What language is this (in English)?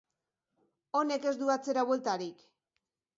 Basque